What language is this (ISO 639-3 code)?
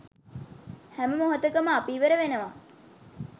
sin